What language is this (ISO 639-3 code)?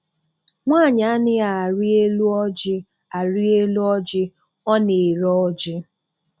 ibo